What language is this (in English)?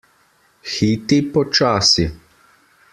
Slovenian